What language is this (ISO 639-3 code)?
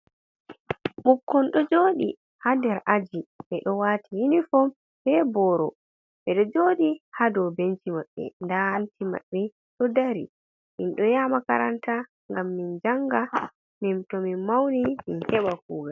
ful